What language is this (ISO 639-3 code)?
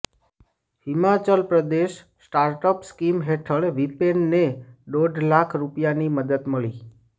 guj